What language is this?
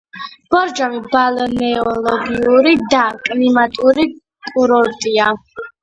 Georgian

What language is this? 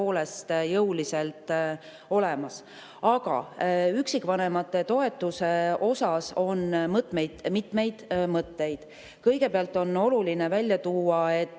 Estonian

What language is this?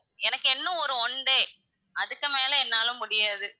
Tamil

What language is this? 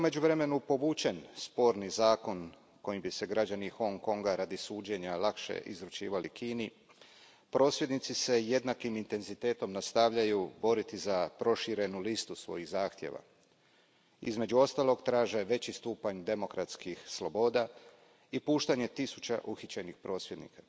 Croatian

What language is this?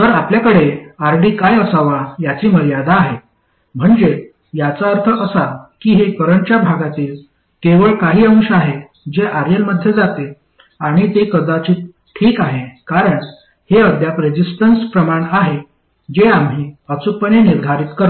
Marathi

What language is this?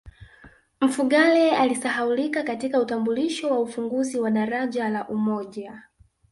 Swahili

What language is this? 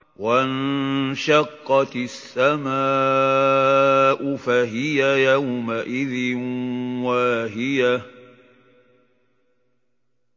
Arabic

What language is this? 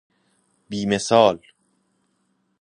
Persian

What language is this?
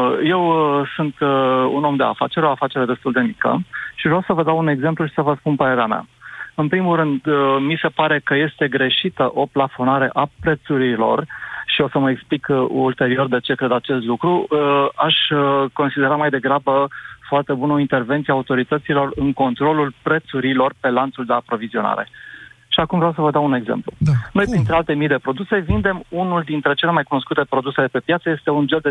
Romanian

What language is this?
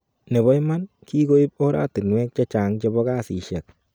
Kalenjin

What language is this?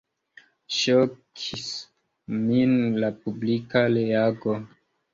Esperanto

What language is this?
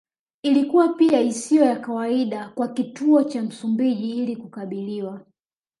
Swahili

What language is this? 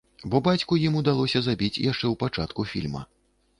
Belarusian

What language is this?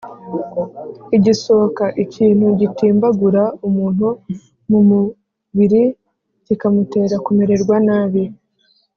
Kinyarwanda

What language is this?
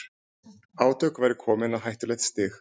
Icelandic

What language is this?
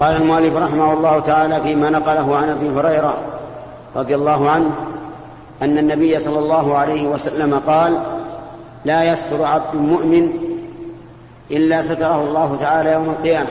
Arabic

